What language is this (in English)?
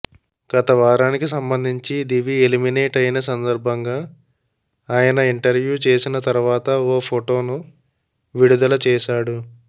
Telugu